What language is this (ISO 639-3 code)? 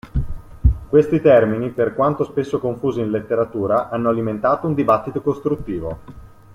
ita